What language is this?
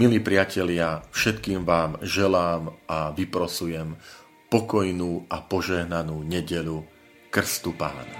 Slovak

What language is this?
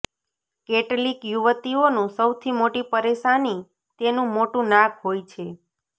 Gujarati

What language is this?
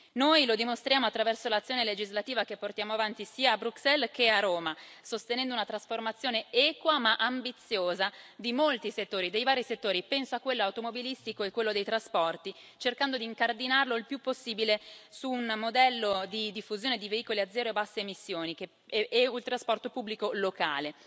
Italian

